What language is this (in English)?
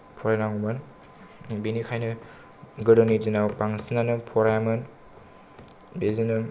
Bodo